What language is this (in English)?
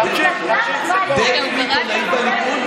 Hebrew